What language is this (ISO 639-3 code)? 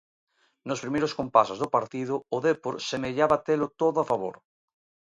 glg